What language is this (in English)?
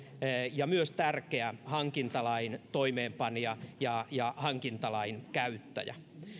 Finnish